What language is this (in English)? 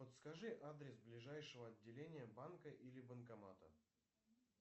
Russian